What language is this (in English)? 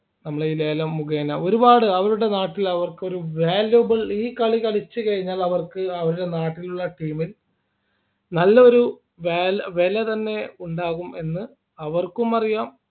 Malayalam